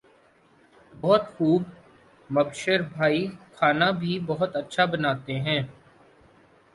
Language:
Urdu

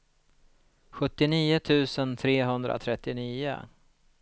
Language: Swedish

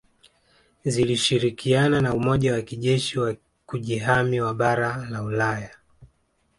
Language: Swahili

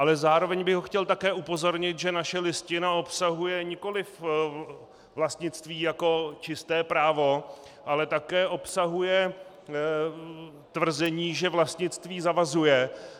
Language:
Czech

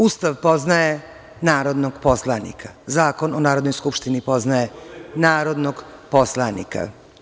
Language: Serbian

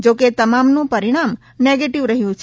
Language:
Gujarati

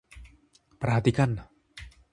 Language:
Indonesian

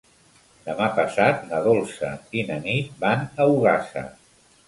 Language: Catalan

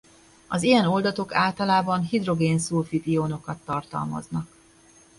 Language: Hungarian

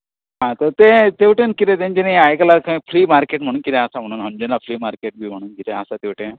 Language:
Konkani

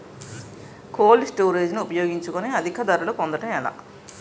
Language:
Telugu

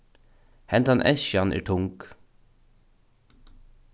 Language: Faroese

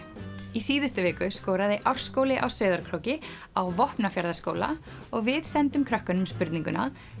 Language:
Icelandic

